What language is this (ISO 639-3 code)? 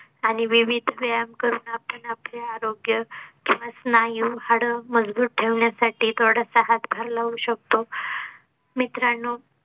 mar